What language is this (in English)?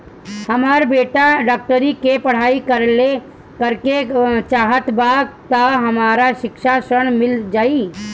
Bhojpuri